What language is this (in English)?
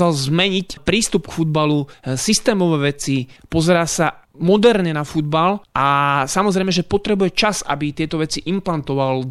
Slovak